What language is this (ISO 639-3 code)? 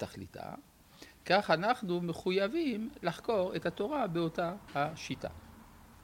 heb